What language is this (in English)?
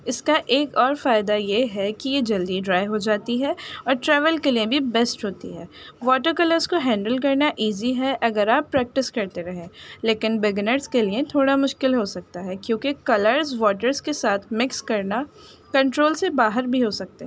Urdu